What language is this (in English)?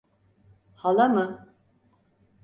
Turkish